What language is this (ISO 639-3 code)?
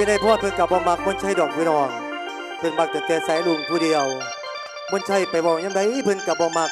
tha